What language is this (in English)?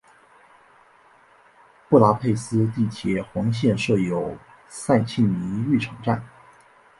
Chinese